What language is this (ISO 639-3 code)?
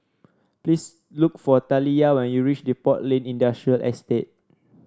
eng